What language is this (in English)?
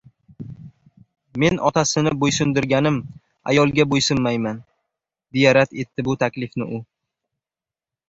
Uzbek